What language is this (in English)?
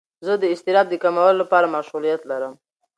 Pashto